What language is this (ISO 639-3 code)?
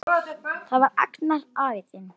isl